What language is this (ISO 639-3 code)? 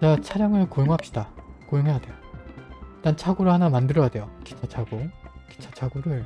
kor